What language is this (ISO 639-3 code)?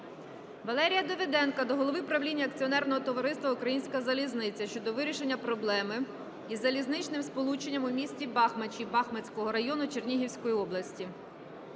ukr